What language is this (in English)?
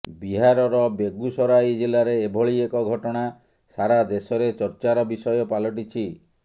Odia